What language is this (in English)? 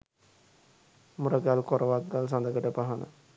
Sinhala